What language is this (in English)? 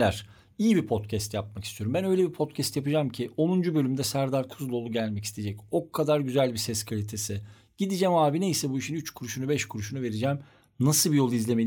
Turkish